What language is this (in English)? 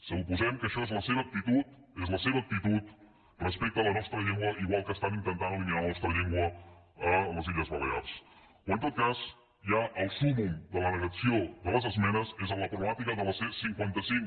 Catalan